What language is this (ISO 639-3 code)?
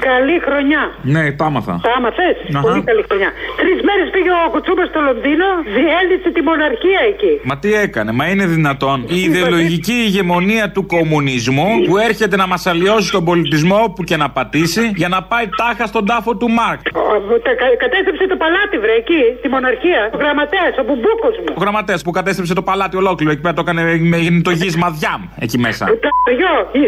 ell